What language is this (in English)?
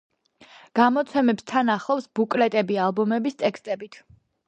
Georgian